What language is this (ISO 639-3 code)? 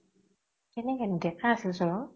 asm